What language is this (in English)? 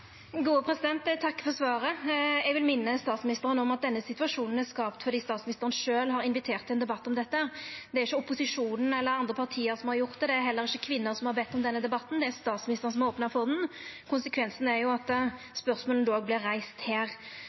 Norwegian